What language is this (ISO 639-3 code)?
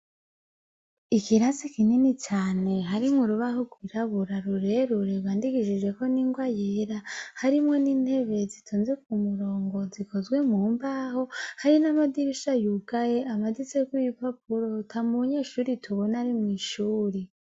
run